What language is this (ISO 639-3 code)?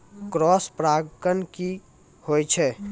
mai